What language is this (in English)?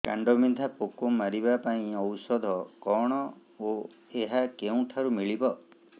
Odia